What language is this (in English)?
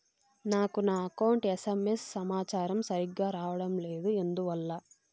Telugu